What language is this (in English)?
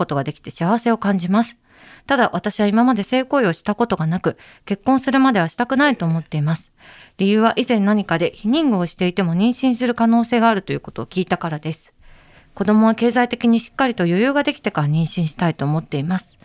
Japanese